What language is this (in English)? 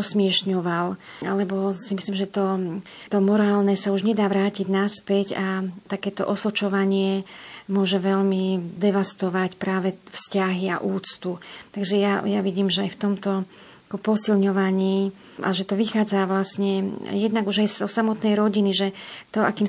Slovak